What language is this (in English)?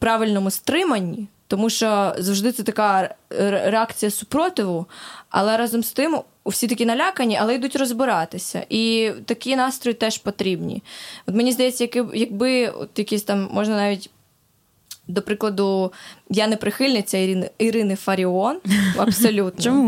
Ukrainian